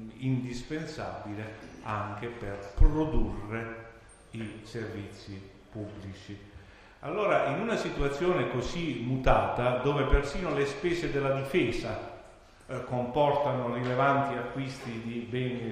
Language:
Italian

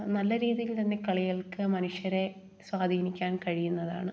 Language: Malayalam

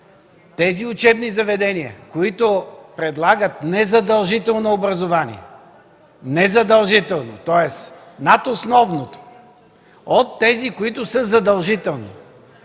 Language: Bulgarian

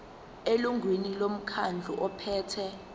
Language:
Zulu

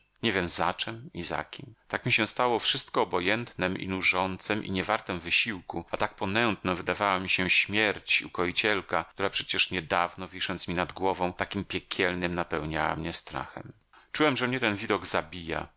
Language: Polish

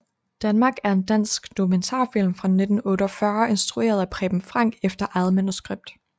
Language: Danish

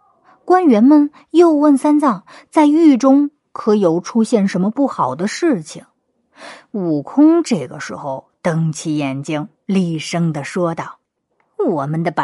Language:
Chinese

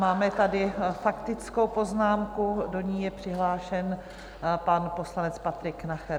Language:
Czech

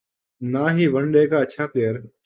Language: Urdu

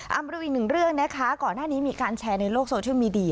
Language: Thai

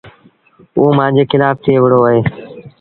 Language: Sindhi Bhil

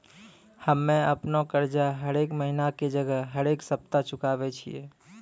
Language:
Maithili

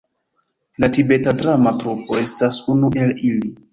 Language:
Esperanto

